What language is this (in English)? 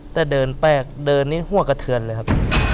Thai